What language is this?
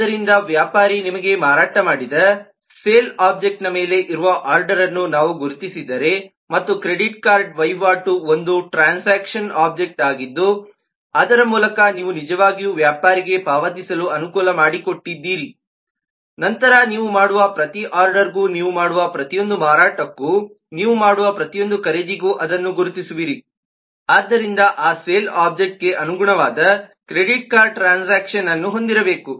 Kannada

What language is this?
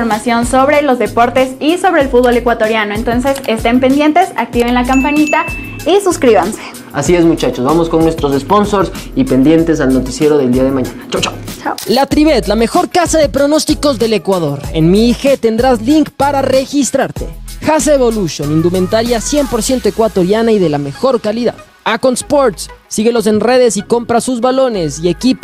Spanish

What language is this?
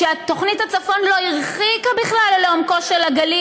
Hebrew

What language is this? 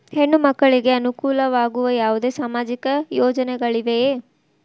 Kannada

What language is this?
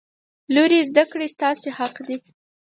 Pashto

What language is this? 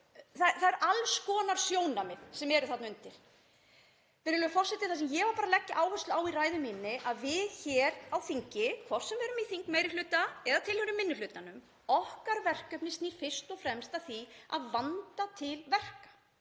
Icelandic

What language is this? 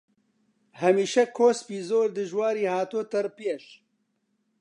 Central Kurdish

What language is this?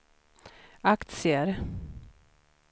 Swedish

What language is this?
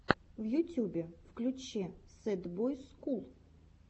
Russian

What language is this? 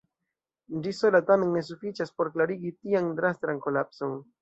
Esperanto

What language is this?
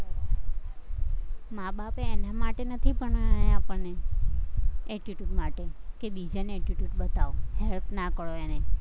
Gujarati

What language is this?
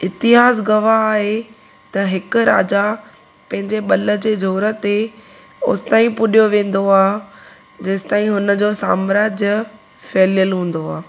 Sindhi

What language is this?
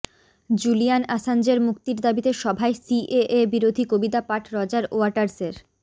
Bangla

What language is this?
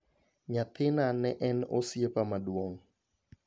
Luo (Kenya and Tanzania)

